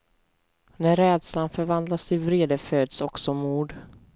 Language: Swedish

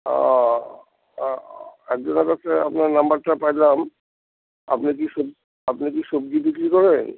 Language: Bangla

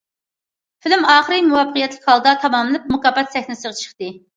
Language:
Uyghur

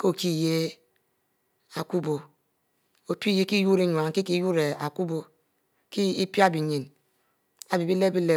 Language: Mbe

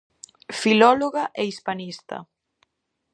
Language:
Galician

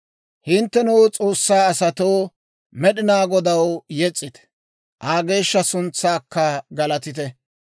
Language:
Dawro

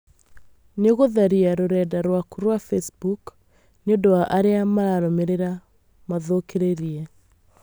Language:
Kikuyu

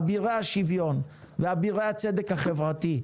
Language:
Hebrew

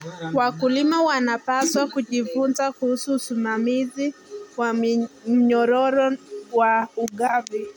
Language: Kalenjin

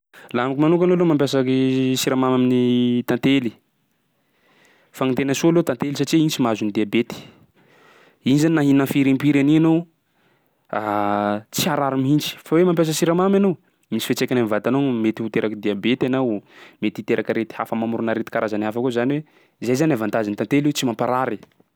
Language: Sakalava Malagasy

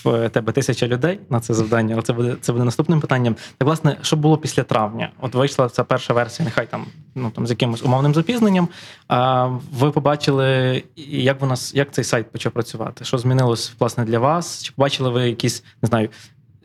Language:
Ukrainian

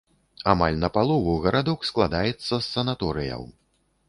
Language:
Belarusian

